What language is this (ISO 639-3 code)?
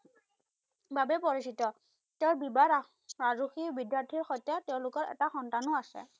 asm